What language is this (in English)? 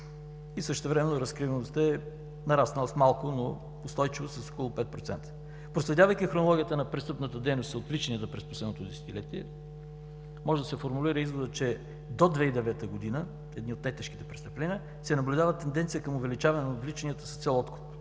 Bulgarian